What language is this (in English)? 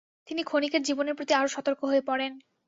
Bangla